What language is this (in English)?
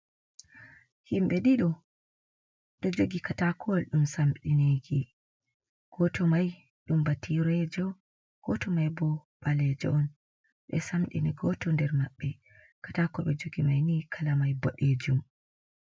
Fula